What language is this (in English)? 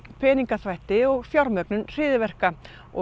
Icelandic